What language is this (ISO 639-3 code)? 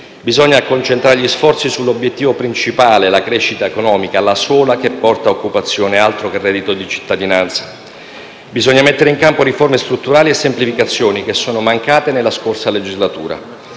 ita